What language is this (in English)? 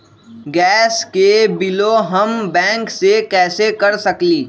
Magahi